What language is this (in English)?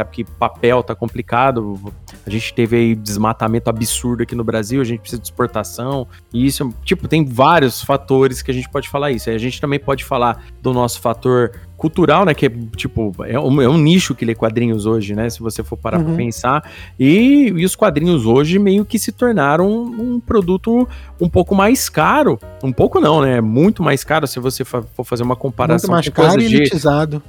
Portuguese